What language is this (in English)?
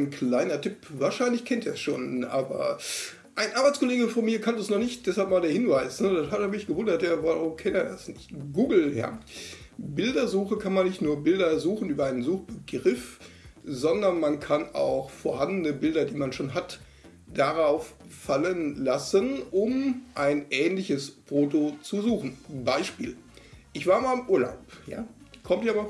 German